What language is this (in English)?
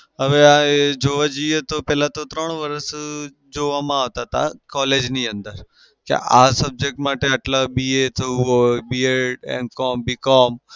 Gujarati